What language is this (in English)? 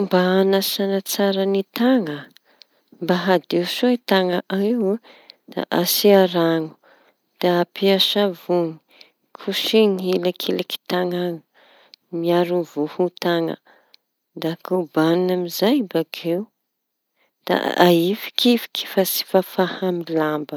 Tanosy Malagasy